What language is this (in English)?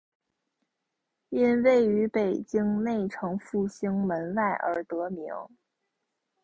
Chinese